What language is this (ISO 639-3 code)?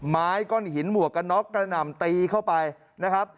tha